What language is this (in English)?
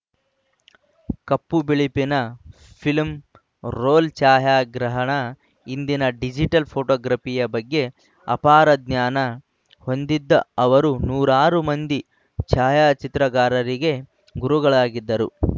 Kannada